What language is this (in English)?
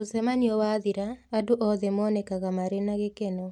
Kikuyu